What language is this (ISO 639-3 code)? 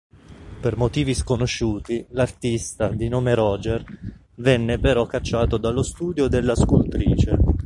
ita